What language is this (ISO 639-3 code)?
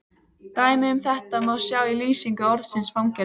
isl